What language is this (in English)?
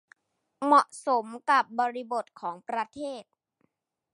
Thai